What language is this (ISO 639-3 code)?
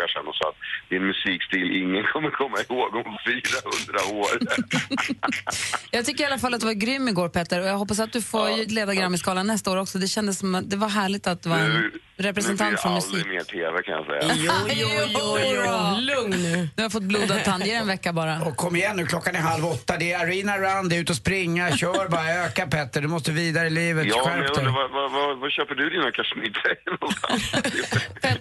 swe